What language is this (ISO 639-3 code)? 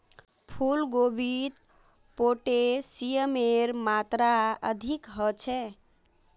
mag